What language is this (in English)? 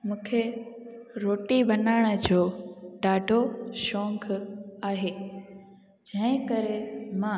Sindhi